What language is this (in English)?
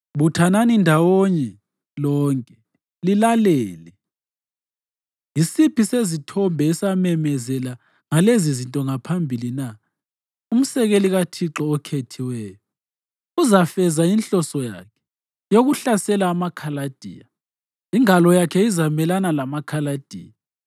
North Ndebele